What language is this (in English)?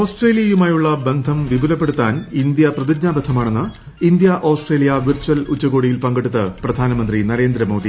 Malayalam